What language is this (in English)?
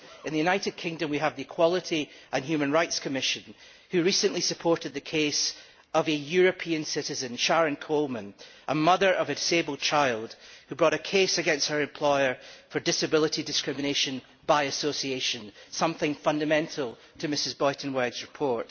English